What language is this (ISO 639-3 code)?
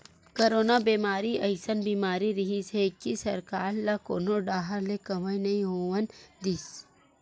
hne